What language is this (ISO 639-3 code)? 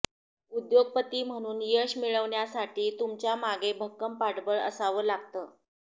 mar